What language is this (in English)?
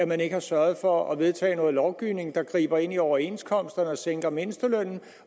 Danish